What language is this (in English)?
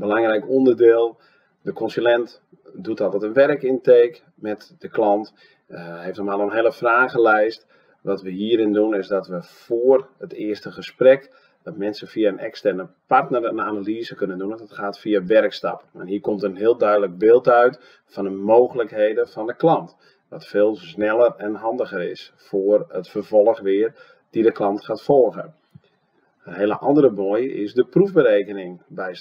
Dutch